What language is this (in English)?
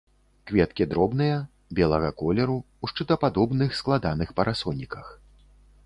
Belarusian